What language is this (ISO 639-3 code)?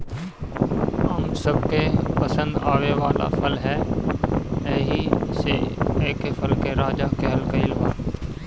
bho